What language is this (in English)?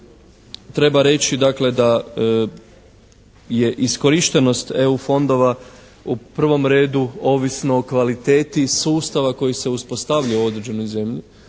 Croatian